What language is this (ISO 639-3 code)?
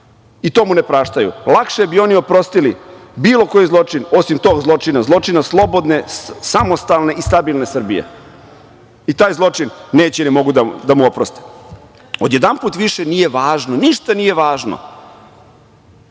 srp